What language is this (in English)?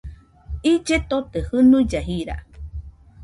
Nüpode Huitoto